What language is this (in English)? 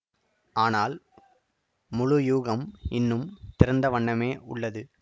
Tamil